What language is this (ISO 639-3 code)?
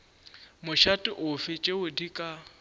nso